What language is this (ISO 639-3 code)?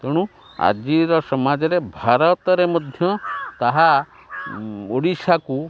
ori